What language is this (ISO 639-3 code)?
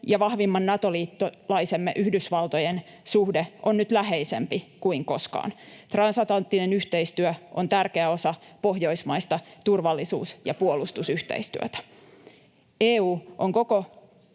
fin